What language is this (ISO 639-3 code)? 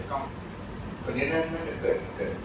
tha